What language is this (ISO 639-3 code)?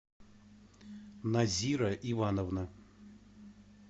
rus